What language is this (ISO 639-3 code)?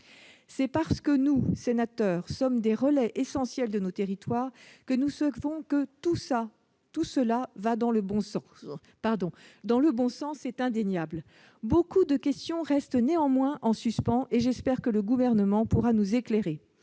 fra